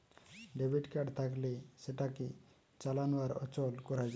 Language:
Bangla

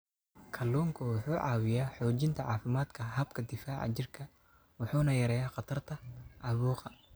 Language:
Somali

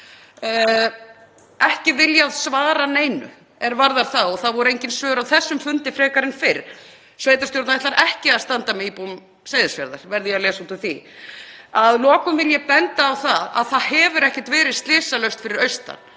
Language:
Icelandic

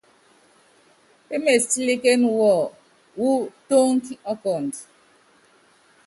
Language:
Yangben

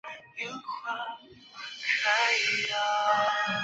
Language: Chinese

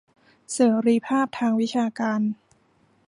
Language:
Thai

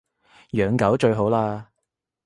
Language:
Cantonese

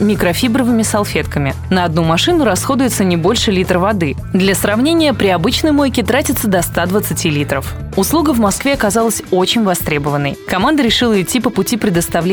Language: Russian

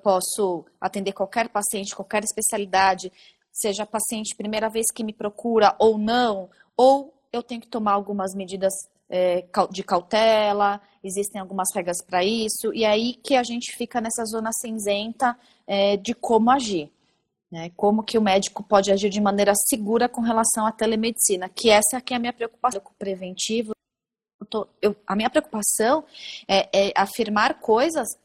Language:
Portuguese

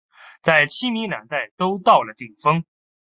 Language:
Chinese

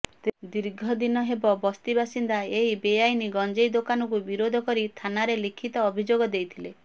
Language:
Odia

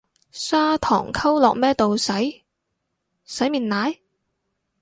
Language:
Cantonese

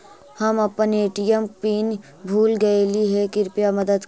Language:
Magahi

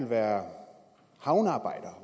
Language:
Danish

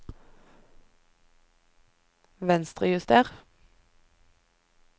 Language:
Norwegian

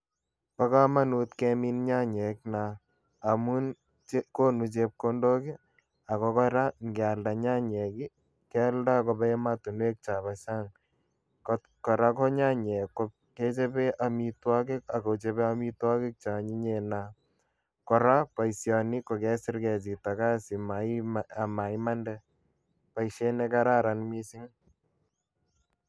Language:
Kalenjin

